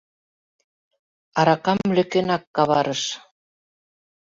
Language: Mari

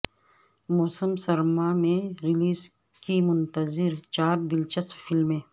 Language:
Urdu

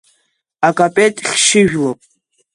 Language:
Abkhazian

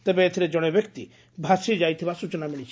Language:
Odia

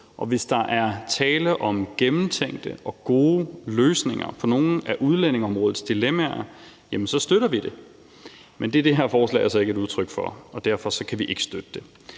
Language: Danish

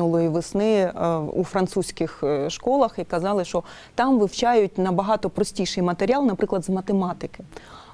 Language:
Ukrainian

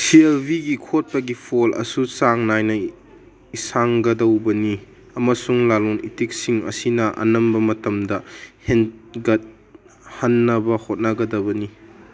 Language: Manipuri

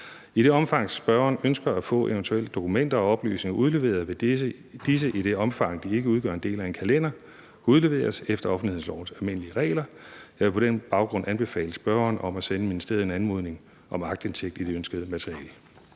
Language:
Danish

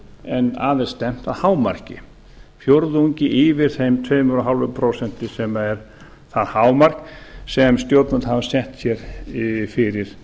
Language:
Icelandic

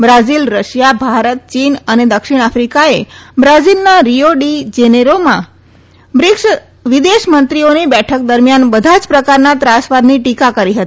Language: Gujarati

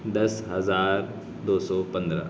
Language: Urdu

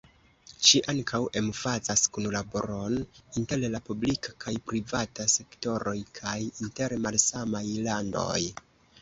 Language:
Esperanto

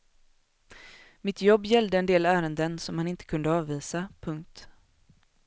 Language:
Swedish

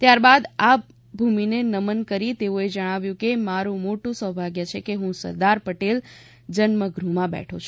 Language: Gujarati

